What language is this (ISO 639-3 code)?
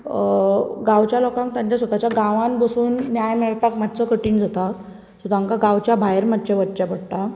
kok